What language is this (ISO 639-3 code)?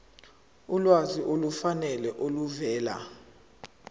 zul